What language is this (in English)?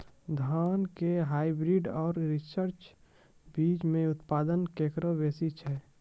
Maithili